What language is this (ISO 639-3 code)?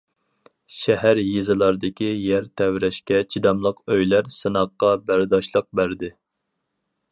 uig